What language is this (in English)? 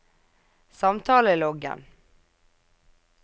Norwegian